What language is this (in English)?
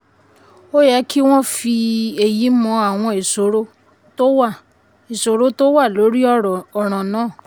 Yoruba